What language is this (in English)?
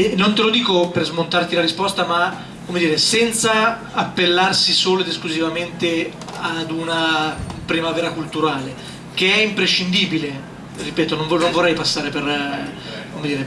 Italian